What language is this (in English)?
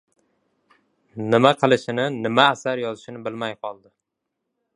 Uzbek